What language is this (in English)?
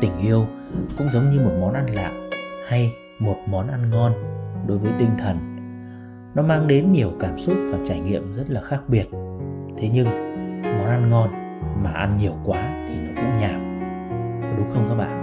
Vietnamese